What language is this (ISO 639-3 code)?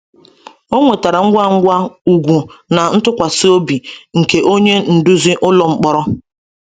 ibo